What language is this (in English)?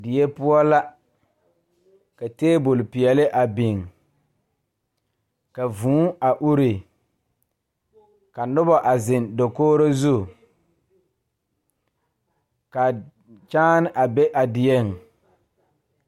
Southern Dagaare